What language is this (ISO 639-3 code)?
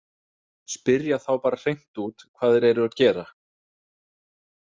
isl